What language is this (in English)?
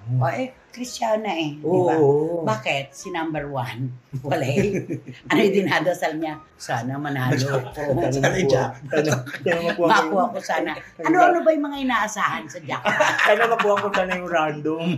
Filipino